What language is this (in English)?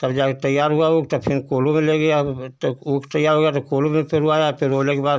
Hindi